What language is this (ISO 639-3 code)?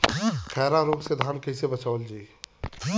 bho